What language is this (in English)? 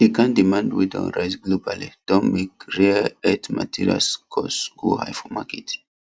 Nigerian Pidgin